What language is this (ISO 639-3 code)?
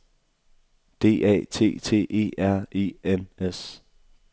dan